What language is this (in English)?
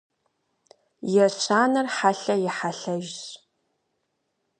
Kabardian